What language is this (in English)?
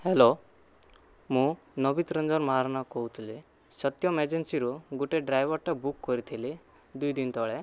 Odia